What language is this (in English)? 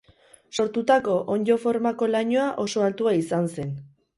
Basque